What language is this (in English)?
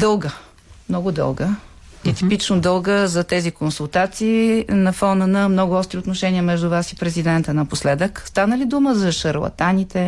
Bulgarian